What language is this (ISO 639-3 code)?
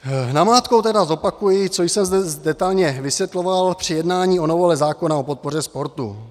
ces